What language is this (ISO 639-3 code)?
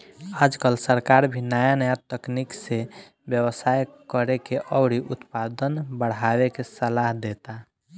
bho